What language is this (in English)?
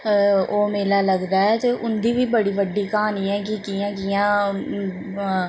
Dogri